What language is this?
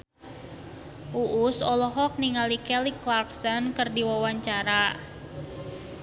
Sundanese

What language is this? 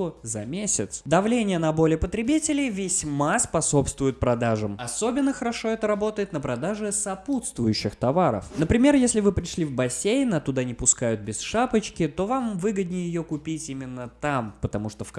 Russian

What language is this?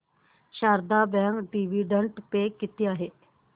Marathi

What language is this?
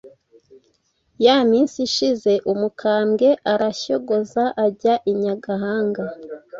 Kinyarwanda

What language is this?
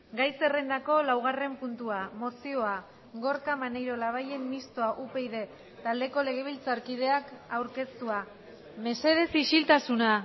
Basque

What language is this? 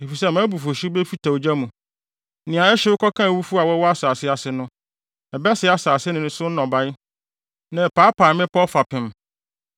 Akan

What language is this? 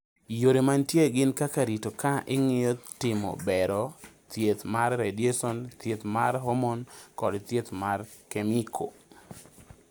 Luo (Kenya and Tanzania)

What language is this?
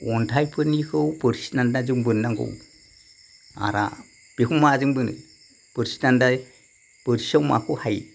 Bodo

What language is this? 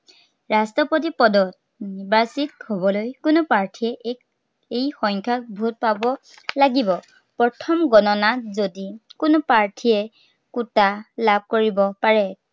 Assamese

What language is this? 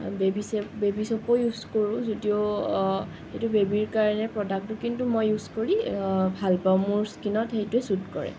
Assamese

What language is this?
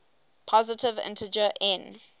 English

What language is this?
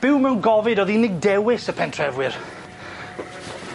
Welsh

